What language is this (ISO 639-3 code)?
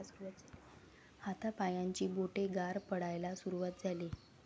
mar